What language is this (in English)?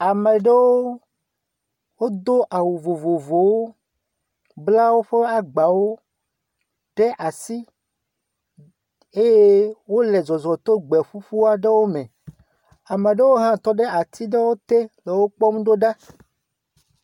Ewe